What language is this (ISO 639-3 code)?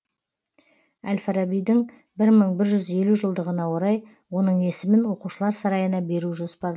kaz